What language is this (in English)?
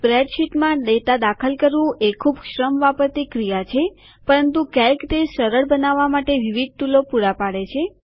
Gujarati